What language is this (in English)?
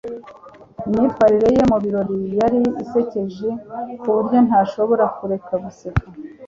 Kinyarwanda